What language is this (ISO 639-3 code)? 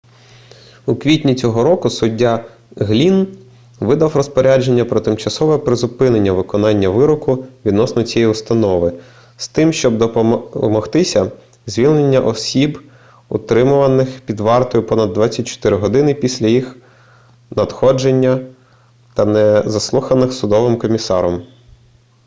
ukr